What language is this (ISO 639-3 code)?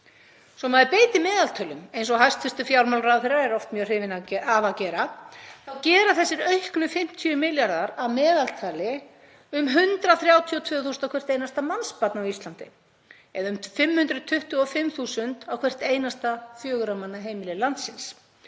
isl